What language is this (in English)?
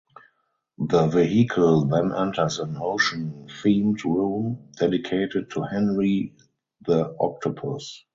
English